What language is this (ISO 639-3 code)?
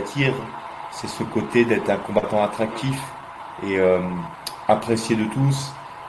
fra